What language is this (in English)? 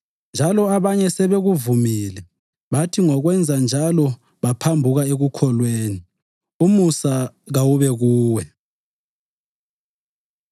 North Ndebele